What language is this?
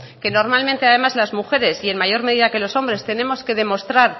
Spanish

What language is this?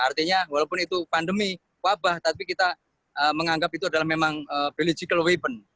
Indonesian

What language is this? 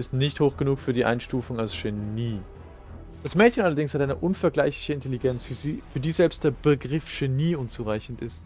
German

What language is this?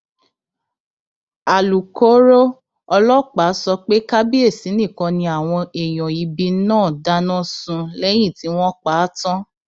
Yoruba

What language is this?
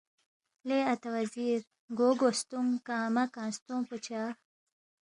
Balti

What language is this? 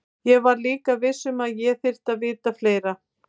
Icelandic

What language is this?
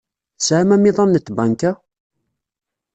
Kabyle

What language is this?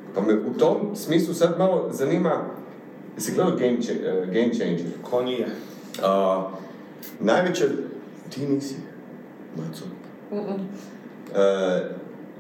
Croatian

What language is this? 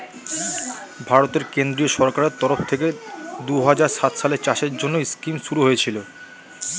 Bangla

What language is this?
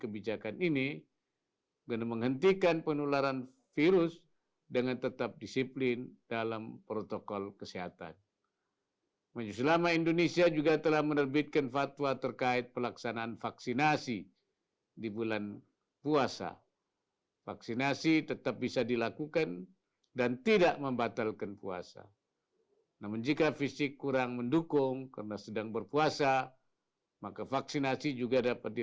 Indonesian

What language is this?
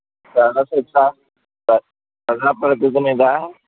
Telugu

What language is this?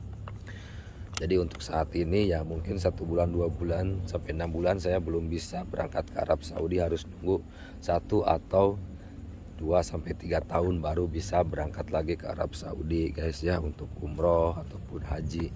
Indonesian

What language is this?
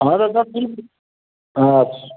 Maithili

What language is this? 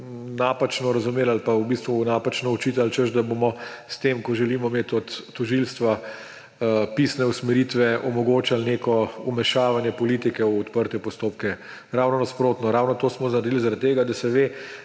Slovenian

